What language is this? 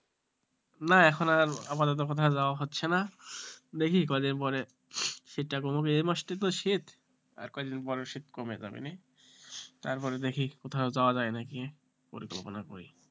Bangla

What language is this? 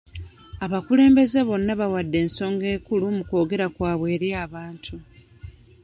Ganda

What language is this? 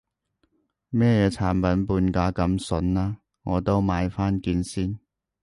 Cantonese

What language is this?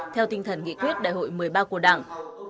Vietnamese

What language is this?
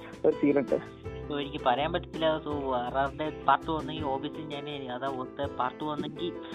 Malayalam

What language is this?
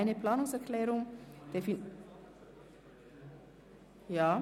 Swiss German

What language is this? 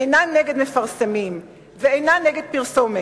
Hebrew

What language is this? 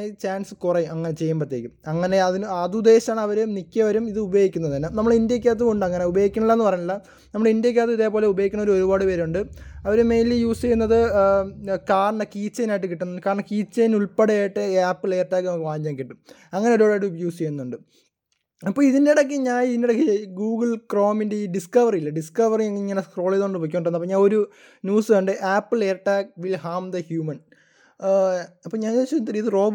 Malayalam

